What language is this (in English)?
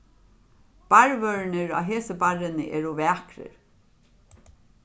Faroese